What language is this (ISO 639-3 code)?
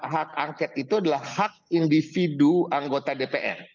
ind